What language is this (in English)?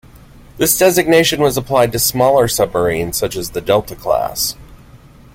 English